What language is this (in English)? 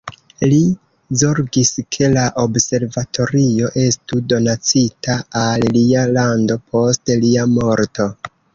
Esperanto